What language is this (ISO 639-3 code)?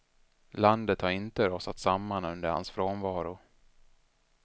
swe